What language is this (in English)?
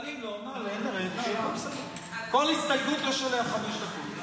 Hebrew